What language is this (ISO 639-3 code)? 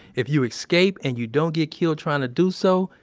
eng